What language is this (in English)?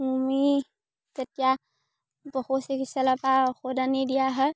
Assamese